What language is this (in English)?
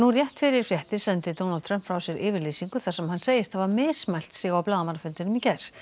Icelandic